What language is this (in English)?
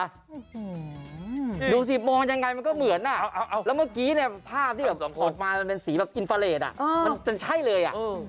Thai